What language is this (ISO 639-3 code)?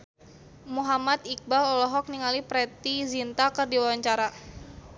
sun